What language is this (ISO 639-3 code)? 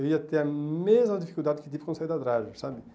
por